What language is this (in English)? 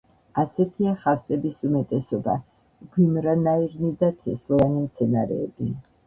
Georgian